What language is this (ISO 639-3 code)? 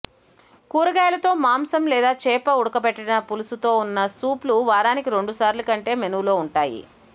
tel